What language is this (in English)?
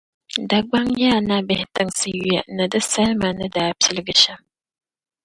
Dagbani